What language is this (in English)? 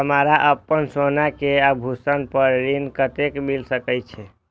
Maithili